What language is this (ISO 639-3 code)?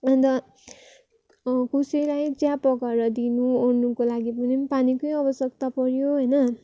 nep